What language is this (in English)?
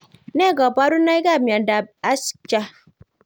Kalenjin